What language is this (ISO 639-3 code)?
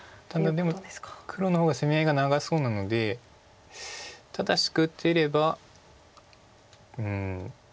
jpn